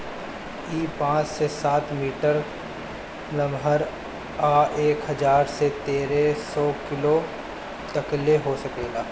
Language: Bhojpuri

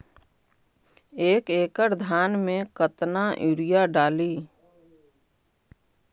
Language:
Magahi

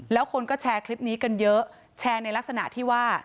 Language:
Thai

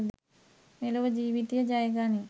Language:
Sinhala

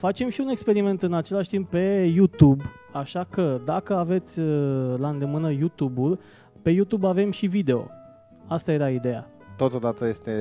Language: Romanian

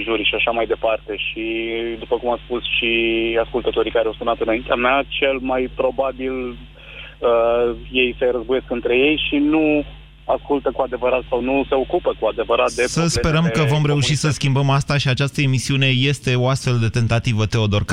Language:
Romanian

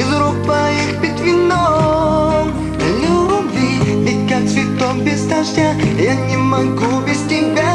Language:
Russian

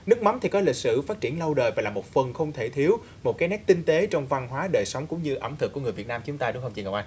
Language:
Vietnamese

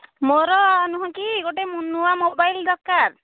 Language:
Odia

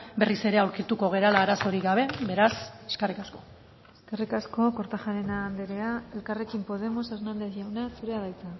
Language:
Basque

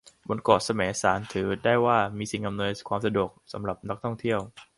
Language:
Thai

